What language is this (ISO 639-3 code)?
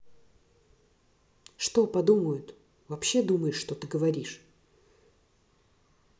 rus